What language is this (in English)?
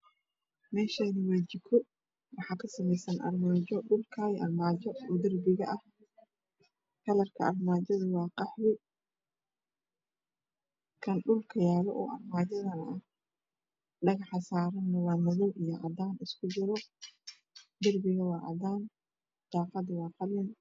Somali